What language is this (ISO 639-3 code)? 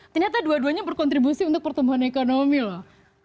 ind